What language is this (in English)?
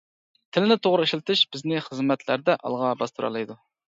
Uyghur